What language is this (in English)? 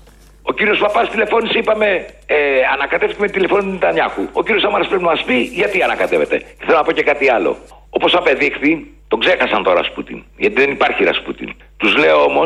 Greek